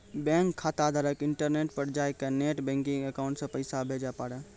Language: Maithili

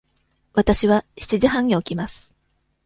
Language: Japanese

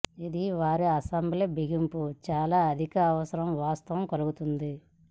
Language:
Telugu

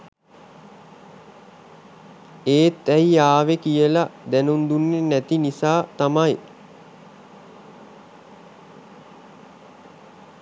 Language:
Sinhala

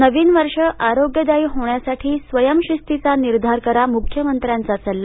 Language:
Marathi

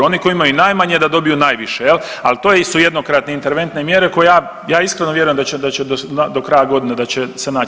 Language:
Croatian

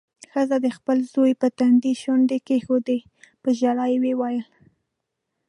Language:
Pashto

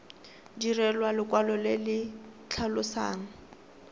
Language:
Tswana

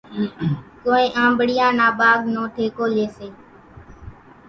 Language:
Kachi Koli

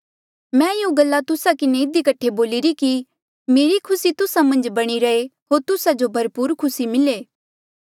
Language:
Mandeali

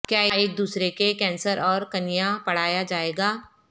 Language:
Urdu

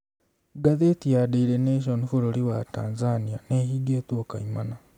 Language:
Kikuyu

